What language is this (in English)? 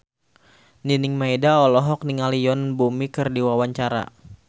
Sundanese